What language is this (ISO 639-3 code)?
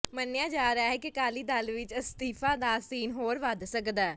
pan